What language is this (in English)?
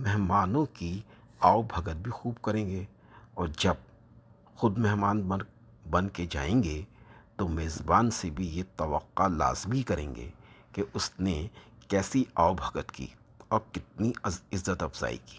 Urdu